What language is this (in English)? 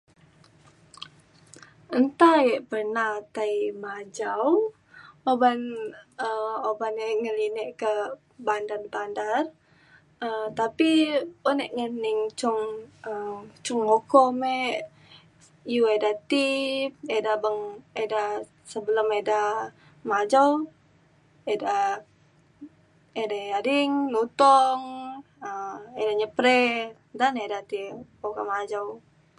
Mainstream Kenyah